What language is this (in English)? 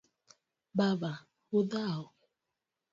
Luo (Kenya and Tanzania)